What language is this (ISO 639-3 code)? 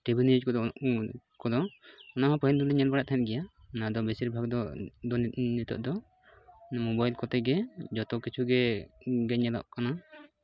sat